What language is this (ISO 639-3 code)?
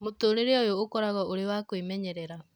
kik